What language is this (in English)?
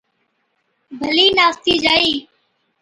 Od